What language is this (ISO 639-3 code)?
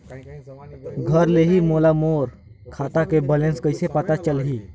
hne